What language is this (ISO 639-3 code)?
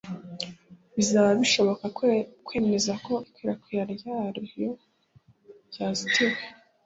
kin